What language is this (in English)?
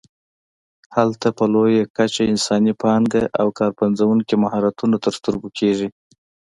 Pashto